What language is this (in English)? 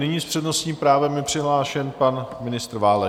Czech